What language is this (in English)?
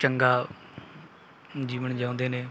Punjabi